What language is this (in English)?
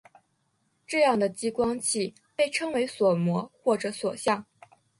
Chinese